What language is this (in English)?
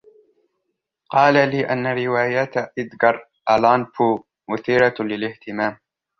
Arabic